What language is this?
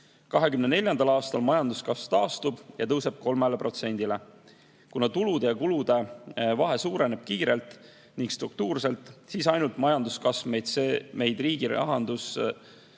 Estonian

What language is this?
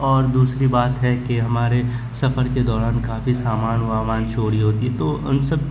Urdu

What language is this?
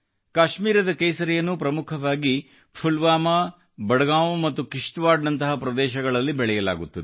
Kannada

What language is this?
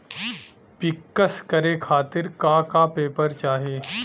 Bhojpuri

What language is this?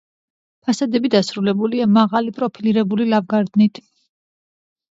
Georgian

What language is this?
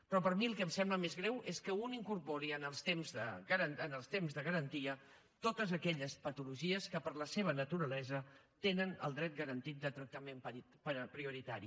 Catalan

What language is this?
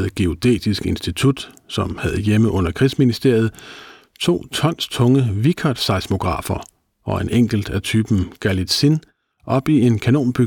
Danish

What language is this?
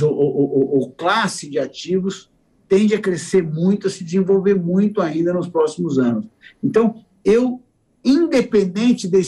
Portuguese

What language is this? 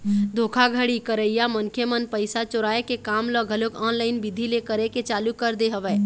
Chhattisgarhi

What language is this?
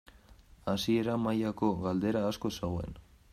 Basque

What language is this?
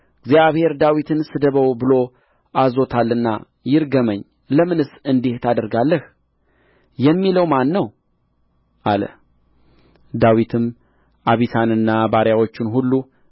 Amharic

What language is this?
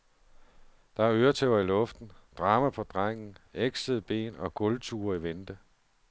Danish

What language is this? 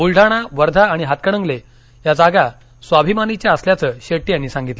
Marathi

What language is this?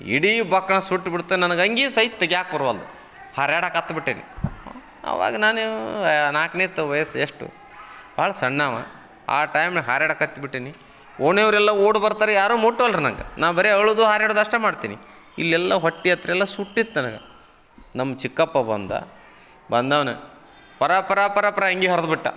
Kannada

